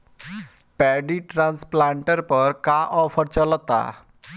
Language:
Bhojpuri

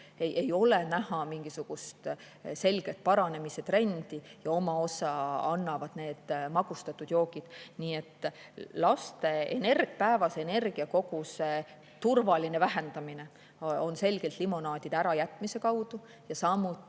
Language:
Estonian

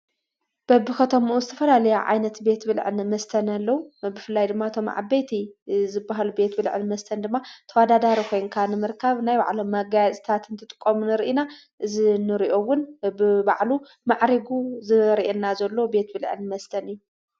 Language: Tigrinya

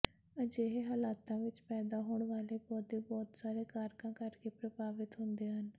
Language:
Punjabi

